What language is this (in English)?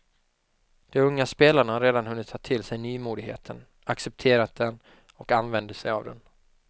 Swedish